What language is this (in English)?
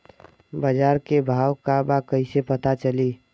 Bhojpuri